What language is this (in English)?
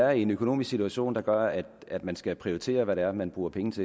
Danish